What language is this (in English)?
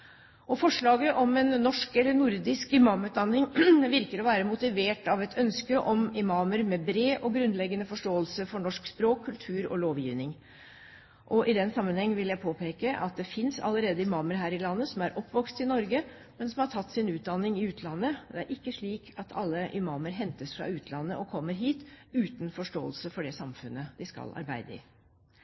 Norwegian Bokmål